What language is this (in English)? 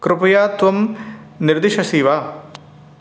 Sanskrit